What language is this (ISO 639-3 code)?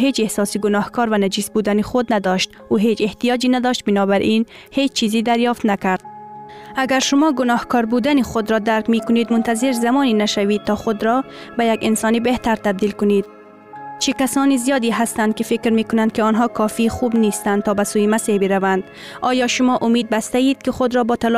fas